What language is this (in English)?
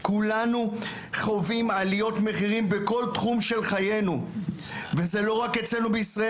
Hebrew